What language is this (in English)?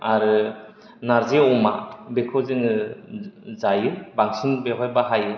Bodo